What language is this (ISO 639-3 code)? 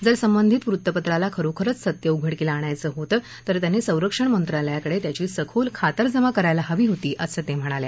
mar